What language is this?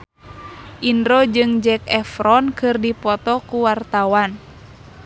Sundanese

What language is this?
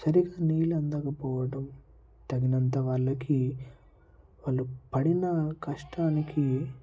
Telugu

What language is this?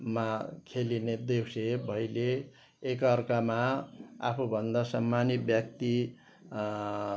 Nepali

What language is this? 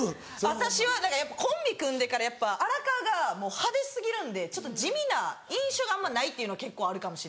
Japanese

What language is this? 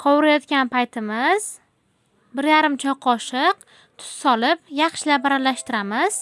Uzbek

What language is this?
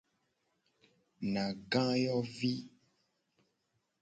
Gen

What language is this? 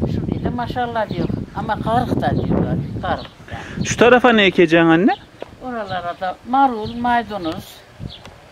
Turkish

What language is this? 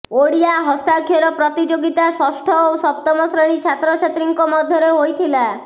Odia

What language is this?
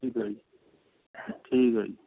Punjabi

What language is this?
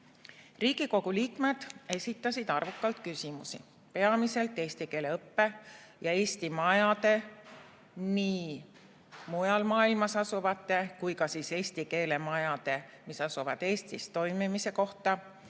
Estonian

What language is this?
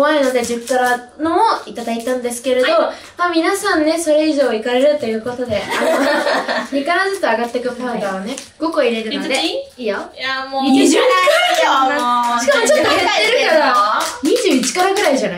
Japanese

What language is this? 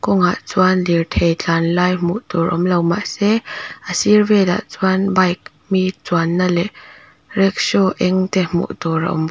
Mizo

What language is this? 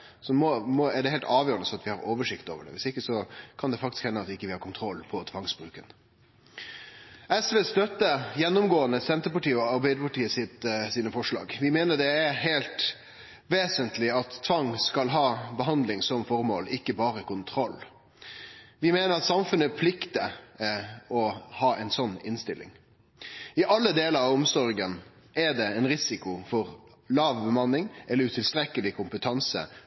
Norwegian Nynorsk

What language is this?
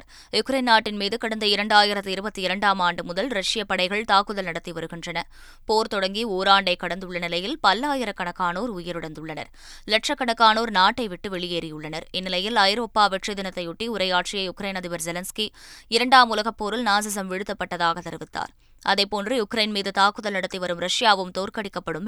Tamil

